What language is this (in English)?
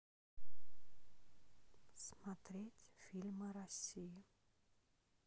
Russian